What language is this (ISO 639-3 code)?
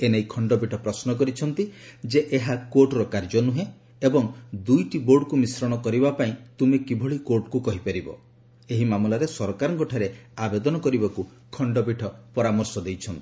ori